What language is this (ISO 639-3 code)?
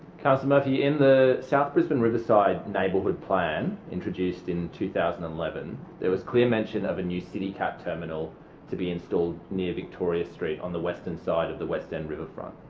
eng